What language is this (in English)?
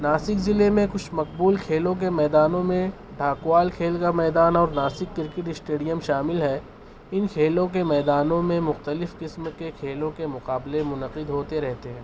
Urdu